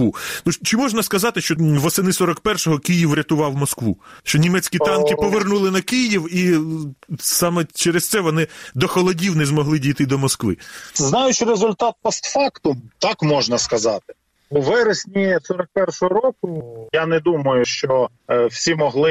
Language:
Ukrainian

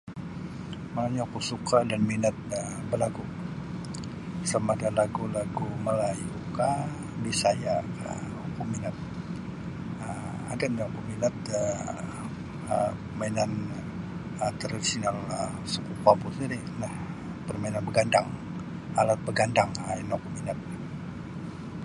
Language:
Sabah Bisaya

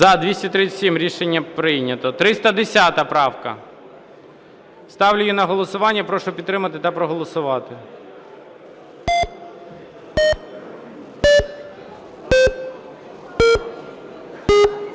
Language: Ukrainian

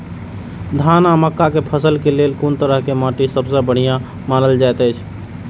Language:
Maithili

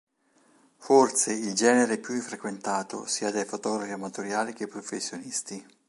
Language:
Italian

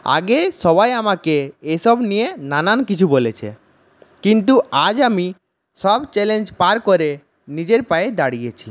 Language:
Bangla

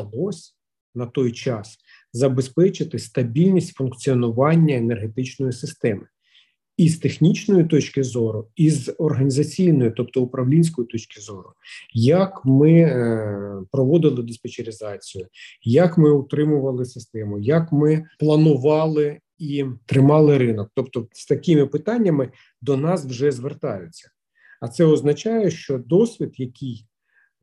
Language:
Ukrainian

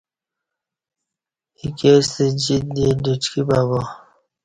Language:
Kati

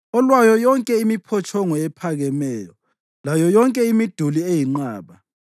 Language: North Ndebele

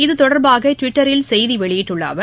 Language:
Tamil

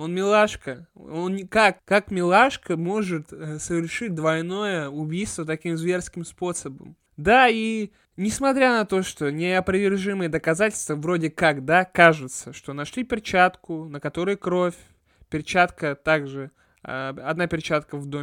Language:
Russian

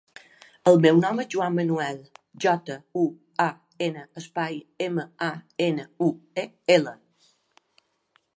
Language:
Catalan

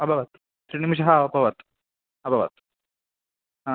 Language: Sanskrit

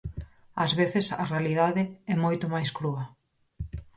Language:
Galician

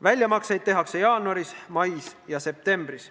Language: Estonian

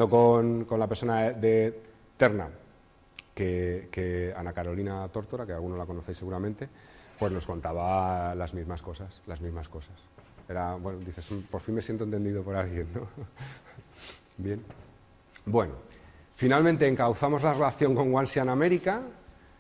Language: Spanish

